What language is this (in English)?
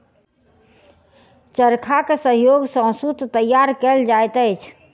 Maithili